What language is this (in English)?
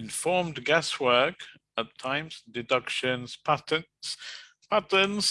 English